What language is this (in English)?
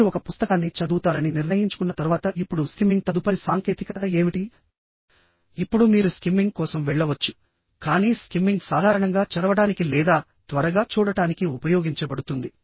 Telugu